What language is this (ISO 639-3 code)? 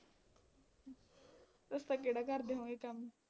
pan